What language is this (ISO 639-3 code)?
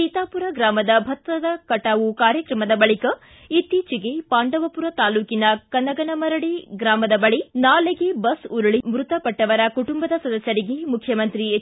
kan